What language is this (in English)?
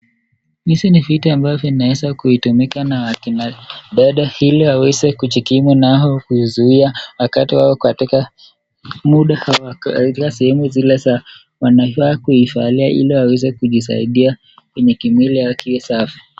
Swahili